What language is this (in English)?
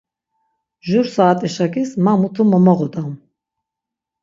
Laz